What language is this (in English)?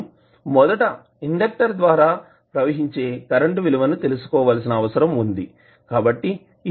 Telugu